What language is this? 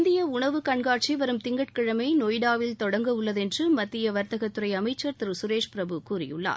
Tamil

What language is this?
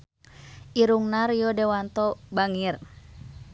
Sundanese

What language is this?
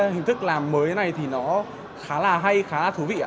Vietnamese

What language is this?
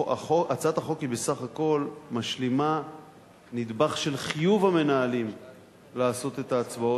Hebrew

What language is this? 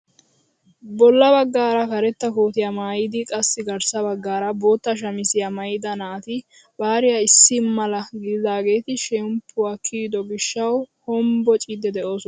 Wolaytta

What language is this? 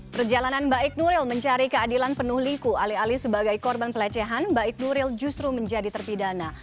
Indonesian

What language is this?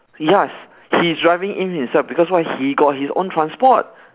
English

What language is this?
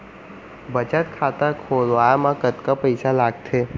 Chhattisgarhi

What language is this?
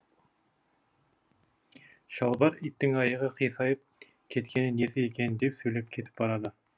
Kazakh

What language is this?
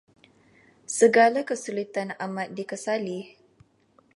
Malay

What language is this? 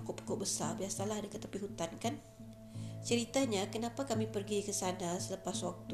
Malay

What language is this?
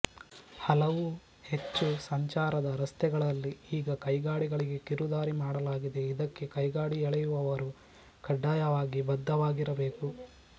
Kannada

